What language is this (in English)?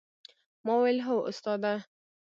Pashto